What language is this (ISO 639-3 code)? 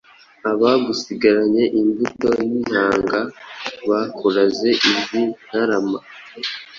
kin